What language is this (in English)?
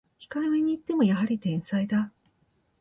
Japanese